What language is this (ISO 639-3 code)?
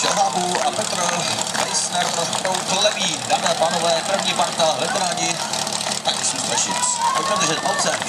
ces